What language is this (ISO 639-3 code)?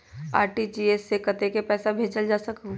mag